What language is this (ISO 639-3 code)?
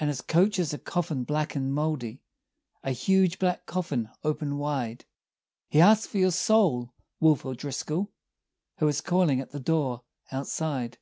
eng